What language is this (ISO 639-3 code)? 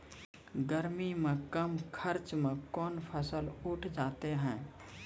mai